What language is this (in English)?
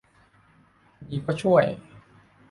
Thai